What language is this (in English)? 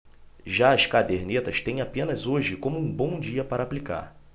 Portuguese